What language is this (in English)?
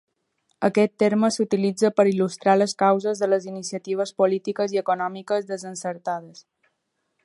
Catalan